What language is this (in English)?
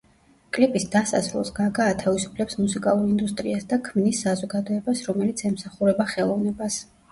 Georgian